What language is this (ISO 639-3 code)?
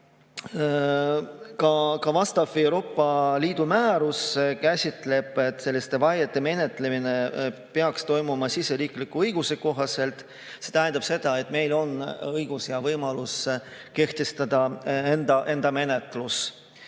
est